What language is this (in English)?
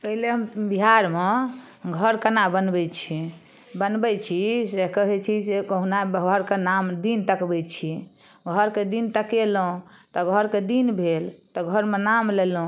Maithili